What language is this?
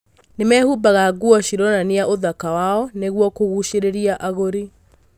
Kikuyu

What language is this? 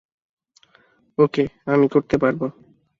Bangla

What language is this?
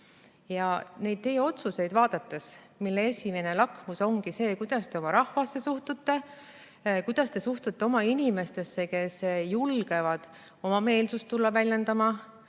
Estonian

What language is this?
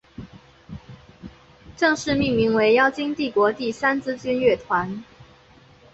Chinese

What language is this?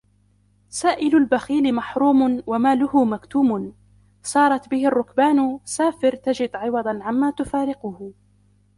Arabic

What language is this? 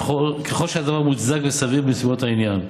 Hebrew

